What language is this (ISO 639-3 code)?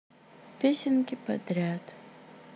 rus